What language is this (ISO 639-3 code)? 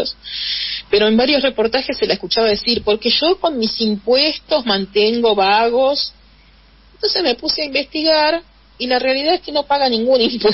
spa